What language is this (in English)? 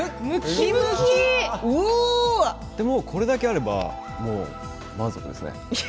Japanese